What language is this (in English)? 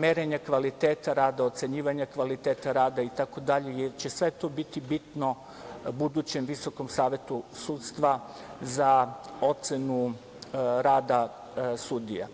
Serbian